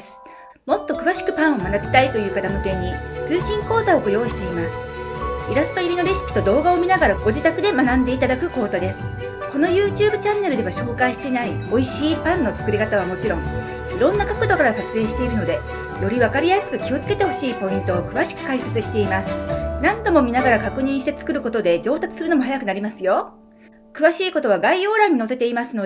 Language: Japanese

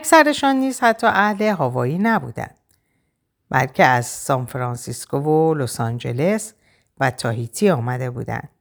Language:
Persian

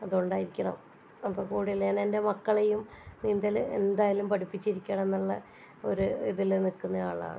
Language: Malayalam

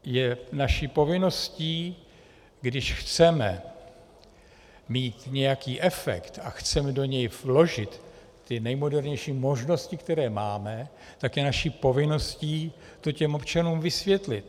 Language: Czech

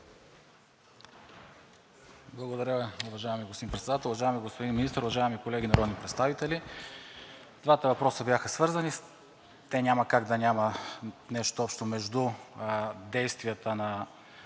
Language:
Bulgarian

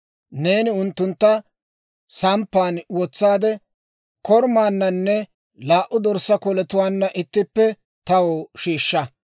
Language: Dawro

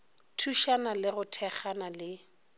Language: Northern Sotho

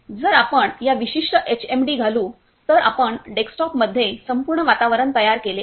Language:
Marathi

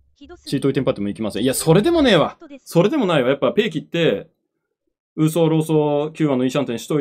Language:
Japanese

